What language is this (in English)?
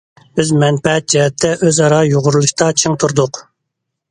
Uyghur